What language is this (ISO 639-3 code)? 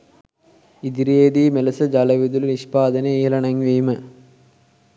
sin